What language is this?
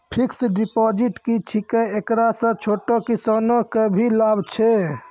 Maithili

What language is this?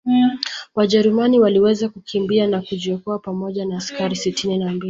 Swahili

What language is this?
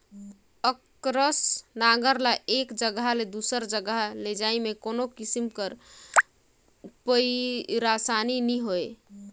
Chhattisgarhi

